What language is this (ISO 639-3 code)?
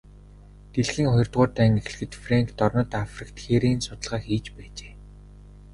mon